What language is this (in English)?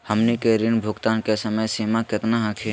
Magahi